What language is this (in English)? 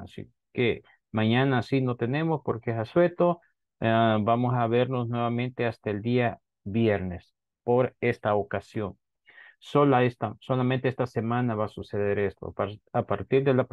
Spanish